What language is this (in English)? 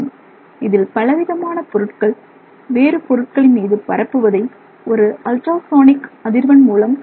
Tamil